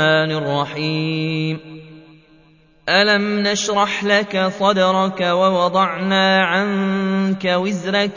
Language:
Arabic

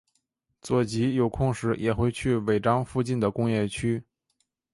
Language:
Chinese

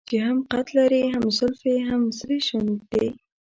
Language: Pashto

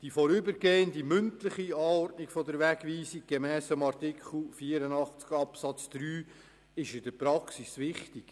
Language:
Swiss German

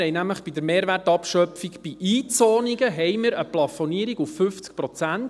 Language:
Swiss German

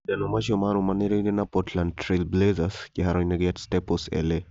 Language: Kikuyu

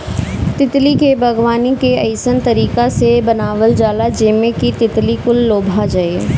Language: Bhojpuri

